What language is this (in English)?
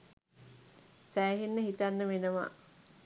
Sinhala